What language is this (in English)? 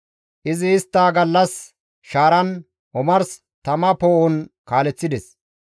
Gamo